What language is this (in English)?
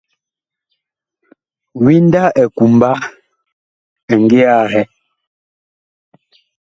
Bakoko